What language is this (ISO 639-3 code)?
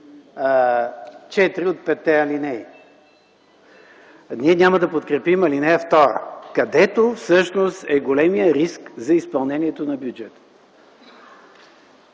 bul